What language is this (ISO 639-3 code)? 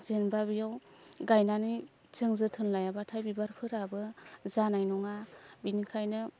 brx